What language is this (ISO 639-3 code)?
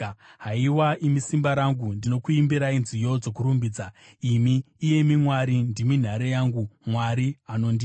sna